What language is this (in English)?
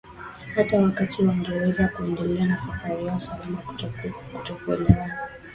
Swahili